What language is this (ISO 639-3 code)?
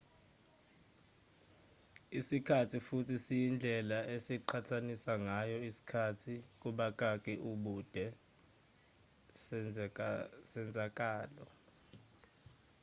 zul